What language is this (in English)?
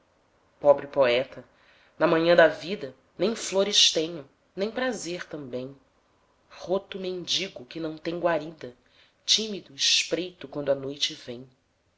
Portuguese